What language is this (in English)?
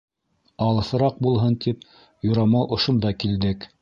Bashkir